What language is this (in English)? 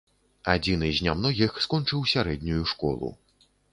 Belarusian